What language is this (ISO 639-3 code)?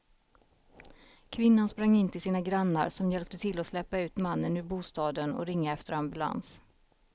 swe